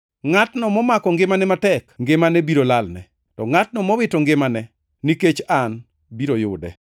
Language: Luo (Kenya and Tanzania)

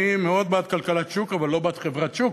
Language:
Hebrew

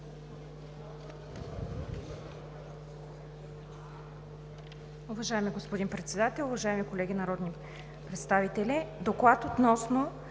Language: Bulgarian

